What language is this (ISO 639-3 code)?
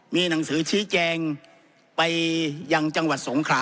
tha